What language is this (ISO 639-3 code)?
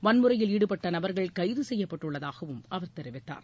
tam